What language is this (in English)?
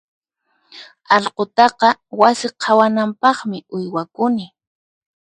Puno Quechua